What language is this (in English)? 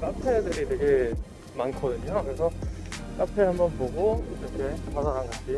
Korean